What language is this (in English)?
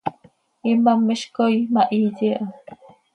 Seri